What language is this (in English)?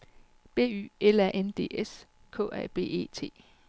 Danish